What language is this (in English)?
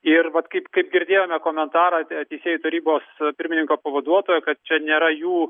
Lithuanian